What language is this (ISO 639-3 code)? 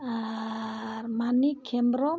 sat